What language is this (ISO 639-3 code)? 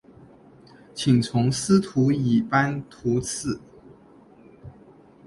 zho